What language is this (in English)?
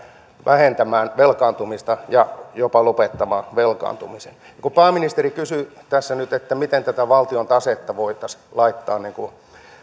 Finnish